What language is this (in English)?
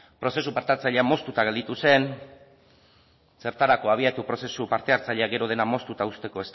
Basque